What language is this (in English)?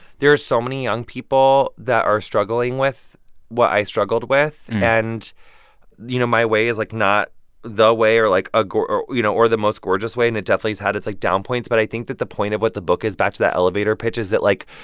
English